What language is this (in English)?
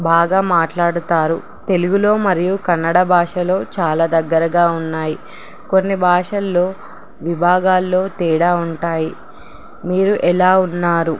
Telugu